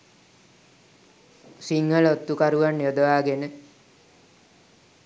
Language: Sinhala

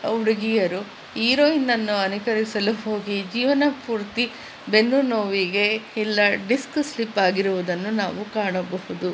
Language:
Kannada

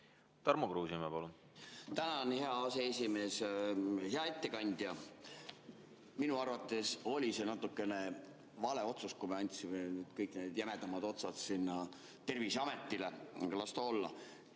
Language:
Estonian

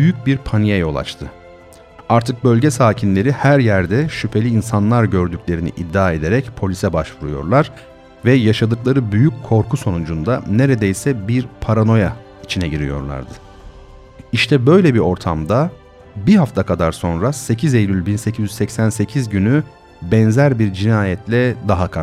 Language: Turkish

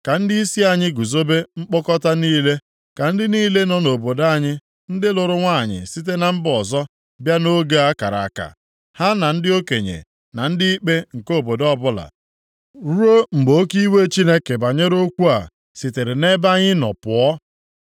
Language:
Igbo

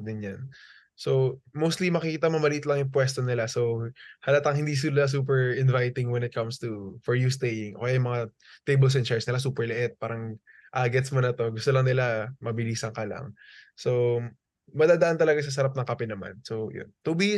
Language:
Filipino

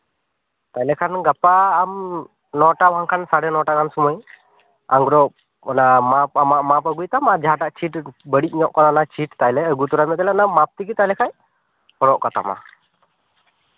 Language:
Santali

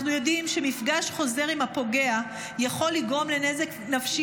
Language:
Hebrew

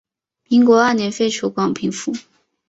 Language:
Chinese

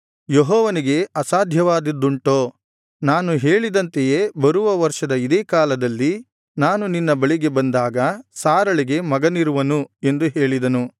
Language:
Kannada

